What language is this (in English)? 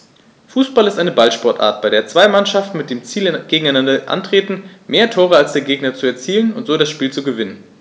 German